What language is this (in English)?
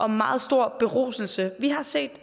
Danish